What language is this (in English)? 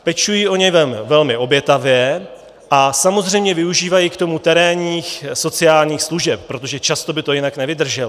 Czech